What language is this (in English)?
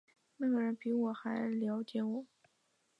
Chinese